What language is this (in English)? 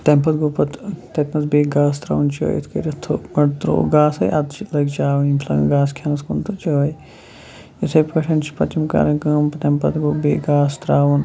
Kashmiri